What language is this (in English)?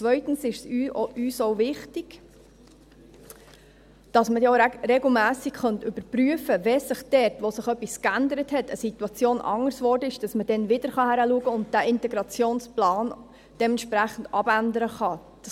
Swiss German